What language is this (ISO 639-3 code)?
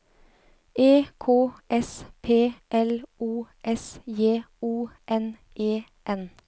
nor